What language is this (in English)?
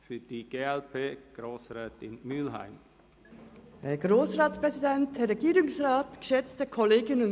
Swiss German